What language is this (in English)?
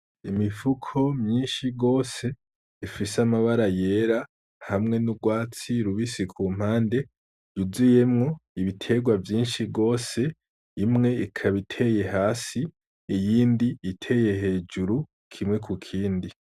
Rundi